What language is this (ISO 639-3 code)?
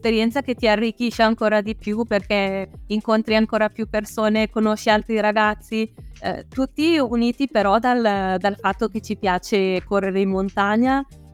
ita